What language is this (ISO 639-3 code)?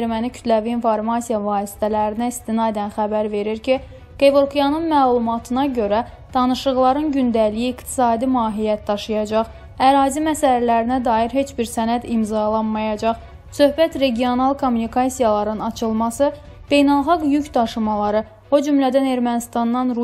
tur